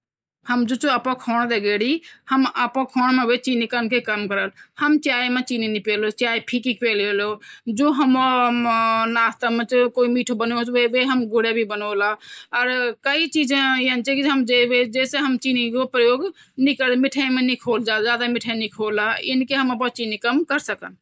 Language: Garhwali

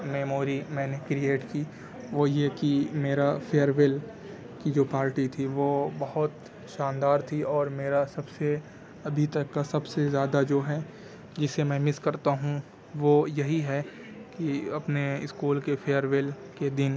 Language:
Urdu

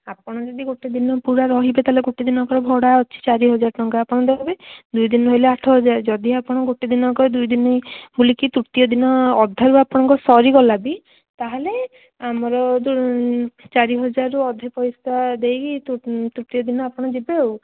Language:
Odia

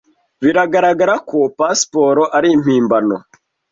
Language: Kinyarwanda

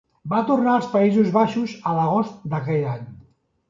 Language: Catalan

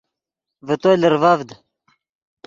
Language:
Yidgha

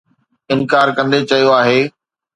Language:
Sindhi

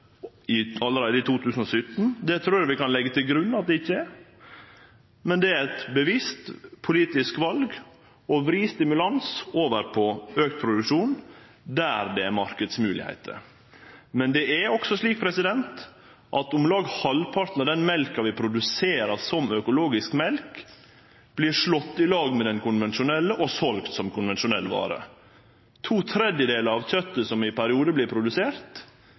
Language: Norwegian Nynorsk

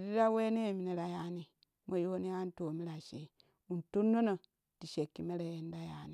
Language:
Kushi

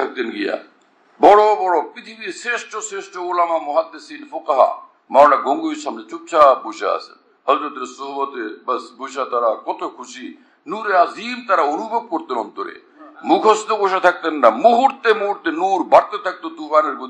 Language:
Turkish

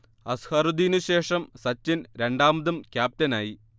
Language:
Malayalam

